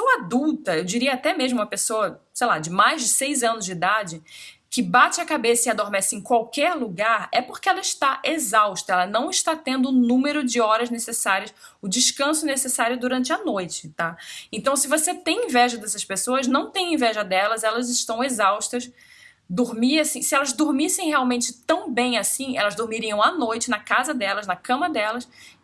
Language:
Portuguese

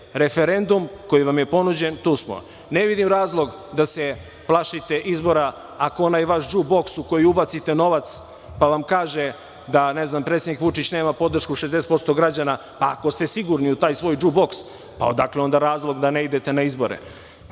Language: Serbian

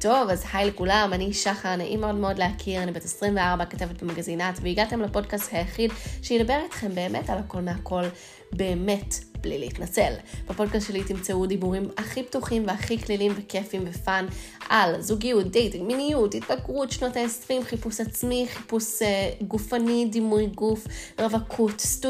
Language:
Hebrew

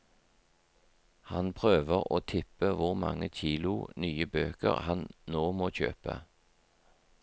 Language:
Norwegian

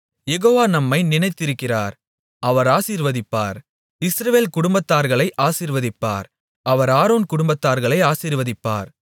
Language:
Tamil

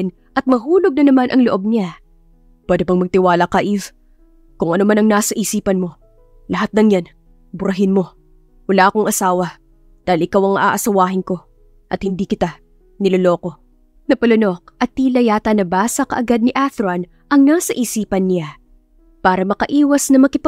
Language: Filipino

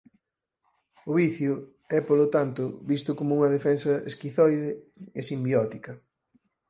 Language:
Galician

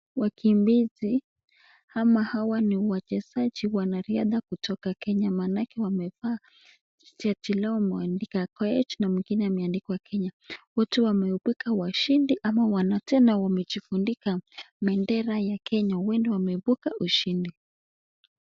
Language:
Swahili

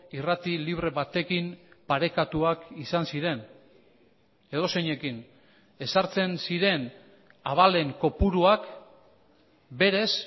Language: Basque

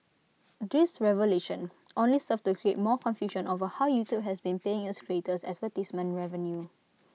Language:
English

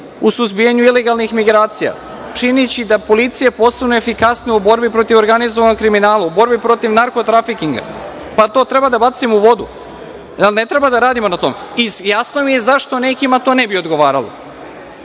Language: Serbian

